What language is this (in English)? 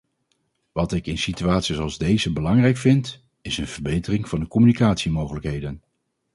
Dutch